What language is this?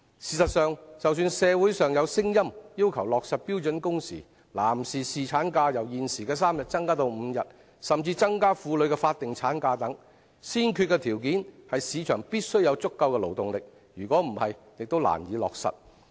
Cantonese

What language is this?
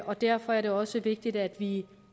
Danish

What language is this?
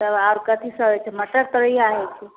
Maithili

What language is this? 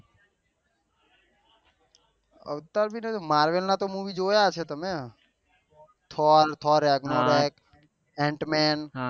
Gujarati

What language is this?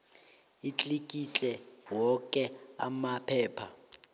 South Ndebele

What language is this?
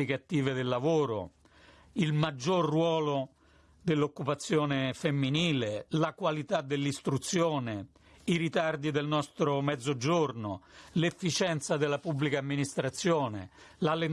Italian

